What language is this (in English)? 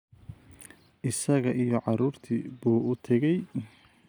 Somali